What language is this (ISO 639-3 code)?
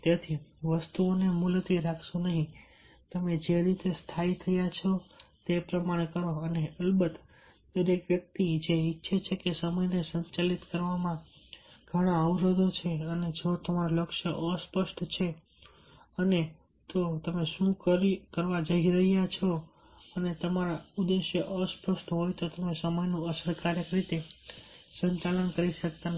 guj